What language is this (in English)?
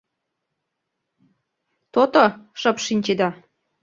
Mari